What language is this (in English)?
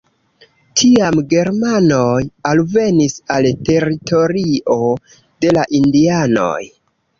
Esperanto